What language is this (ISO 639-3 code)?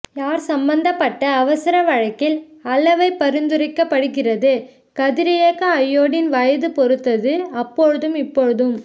tam